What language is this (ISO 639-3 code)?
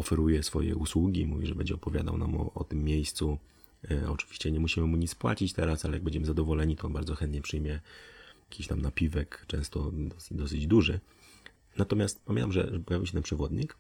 pol